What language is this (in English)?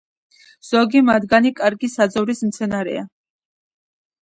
Georgian